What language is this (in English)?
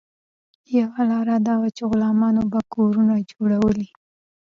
Pashto